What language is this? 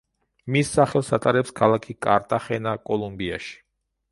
Georgian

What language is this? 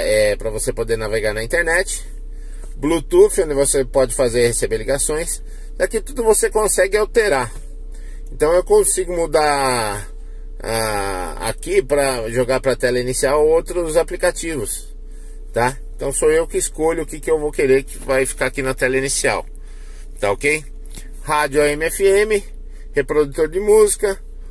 Portuguese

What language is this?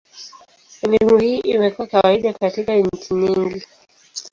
Swahili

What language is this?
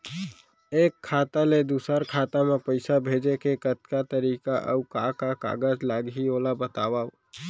Chhattisgarhi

